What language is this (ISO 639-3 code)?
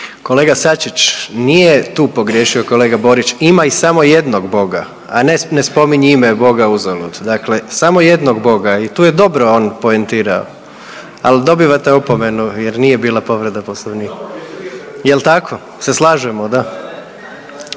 hrv